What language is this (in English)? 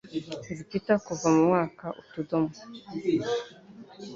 Kinyarwanda